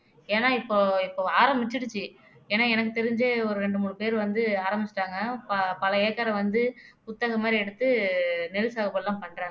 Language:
Tamil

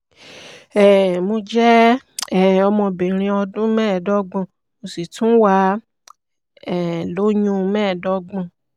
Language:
Yoruba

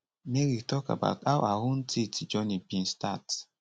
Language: Nigerian Pidgin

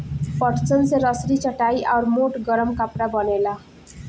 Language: Bhojpuri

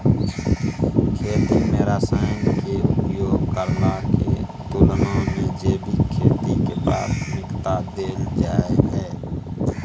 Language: Maithili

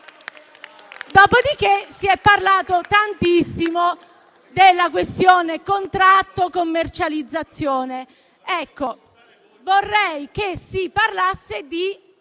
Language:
Italian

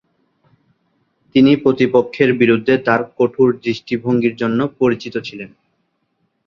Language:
Bangla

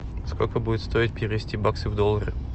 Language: Russian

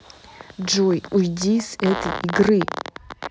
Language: Russian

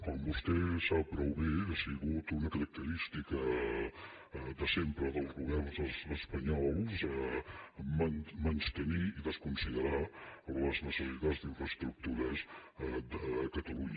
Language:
Catalan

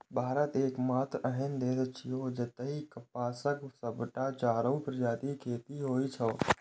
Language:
Maithili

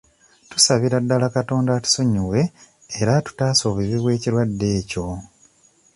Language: Ganda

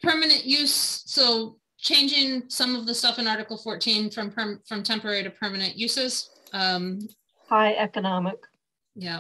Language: English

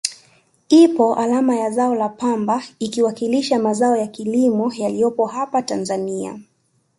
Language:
Swahili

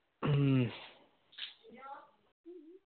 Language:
Malayalam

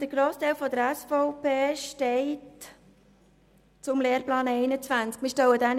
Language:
Swiss German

